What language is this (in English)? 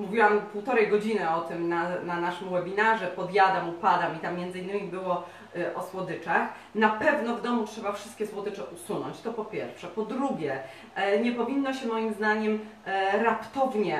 Polish